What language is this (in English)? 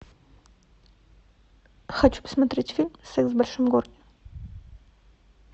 Russian